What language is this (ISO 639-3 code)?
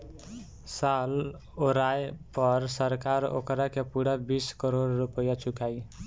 bho